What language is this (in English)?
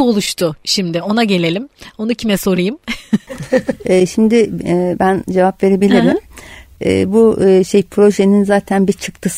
Turkish